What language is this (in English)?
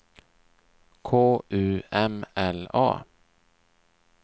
Swedish